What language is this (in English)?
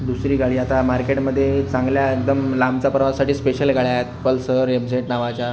Marathi